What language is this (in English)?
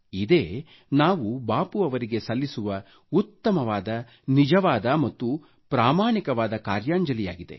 Kannada